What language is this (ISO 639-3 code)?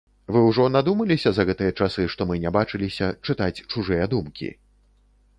bel